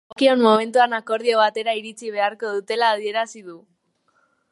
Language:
Basque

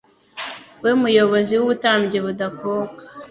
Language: Kinyarwanda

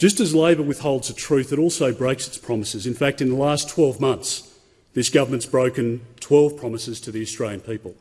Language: English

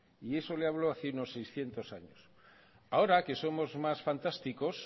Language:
Spanish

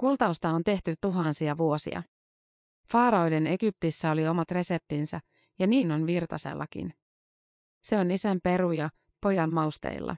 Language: Finnish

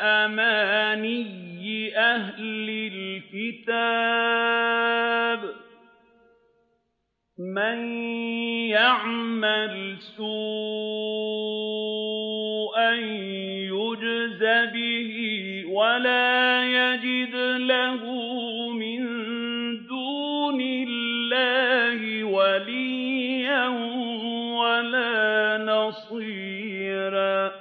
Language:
Arabic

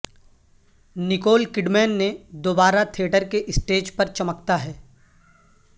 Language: Urdu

